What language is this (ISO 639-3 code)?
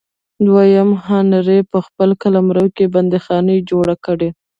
pus